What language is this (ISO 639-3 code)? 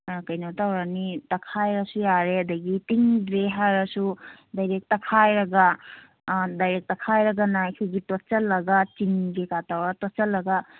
mni